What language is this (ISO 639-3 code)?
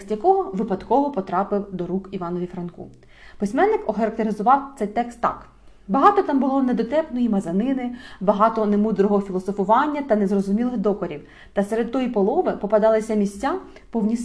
ukr